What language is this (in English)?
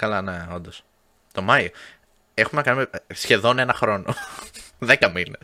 Greek